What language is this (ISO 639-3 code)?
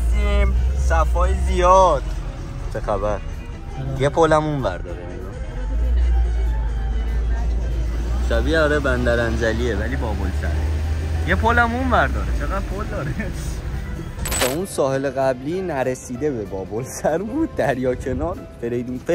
fas